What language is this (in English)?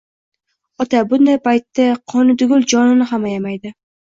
Uzbek